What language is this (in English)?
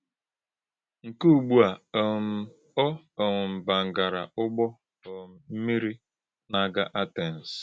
Igbo